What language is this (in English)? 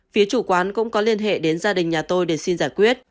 Vietnamese